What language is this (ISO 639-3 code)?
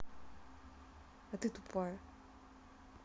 rus